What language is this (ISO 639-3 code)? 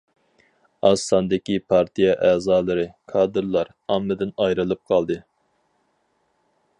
uig